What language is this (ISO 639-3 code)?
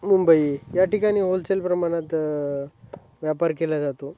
mar